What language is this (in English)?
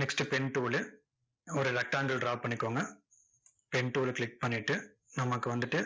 Tamil